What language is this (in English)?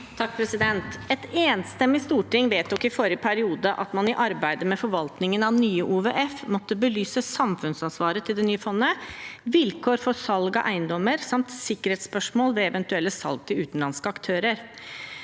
Norwegian